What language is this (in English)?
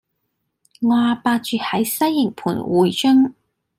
Cantonese